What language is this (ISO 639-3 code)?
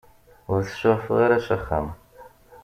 kab